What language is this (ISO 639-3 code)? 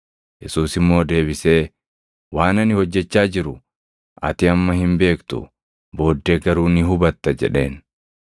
orm